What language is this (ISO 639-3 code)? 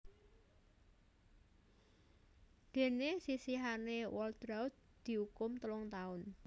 jav